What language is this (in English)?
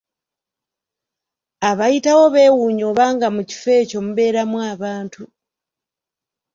Ganda